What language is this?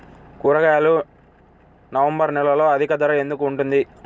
Telugu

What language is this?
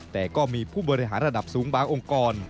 Thai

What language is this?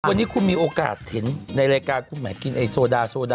Thai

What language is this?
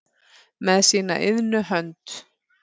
Icelandic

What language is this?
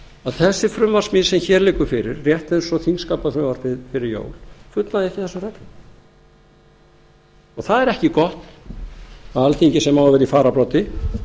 Icelandic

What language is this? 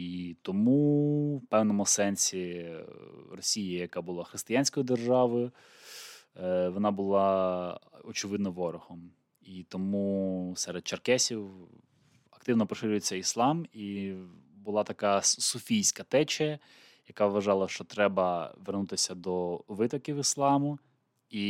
Ukrainian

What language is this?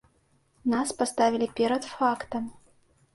Belarusian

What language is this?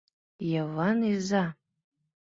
Mari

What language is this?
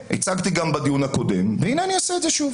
Hebrew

